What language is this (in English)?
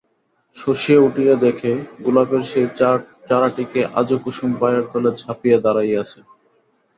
Bangla